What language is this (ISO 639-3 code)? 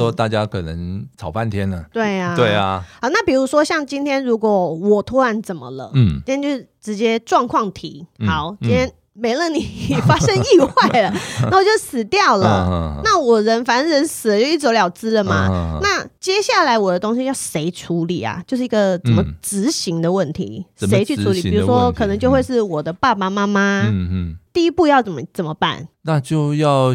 zho